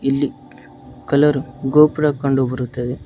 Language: Kannada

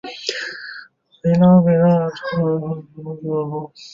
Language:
Chinese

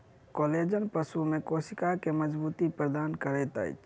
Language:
Maithili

